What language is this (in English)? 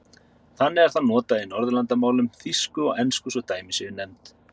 Icelandic